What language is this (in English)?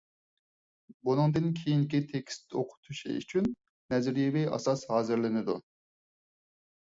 Uyghur